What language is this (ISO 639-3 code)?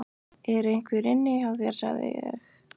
isl